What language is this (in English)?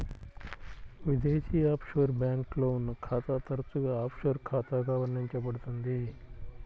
Telugu